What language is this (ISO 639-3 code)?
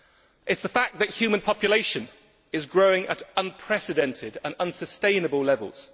eng